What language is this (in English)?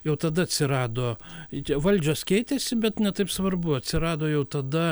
Lithuanian